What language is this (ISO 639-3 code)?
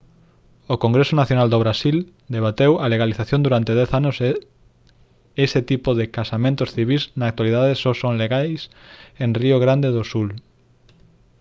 glg